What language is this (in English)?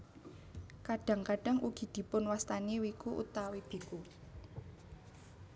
Javanese